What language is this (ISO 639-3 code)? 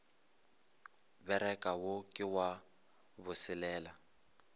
nso